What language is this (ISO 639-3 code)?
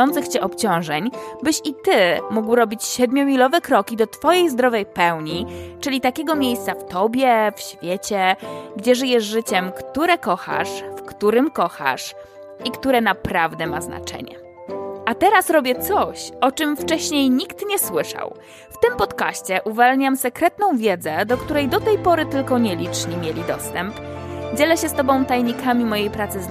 pol